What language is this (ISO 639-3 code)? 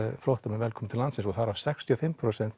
isl